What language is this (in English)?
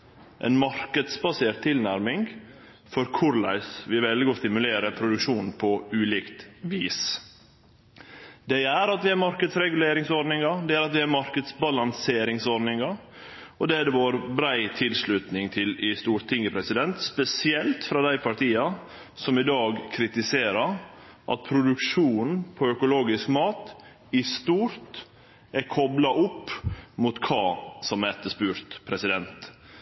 Norwegian Nynorsk